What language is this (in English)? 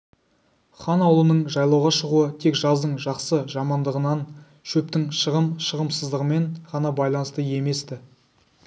Kazakh